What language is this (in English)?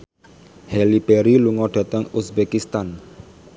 Javanese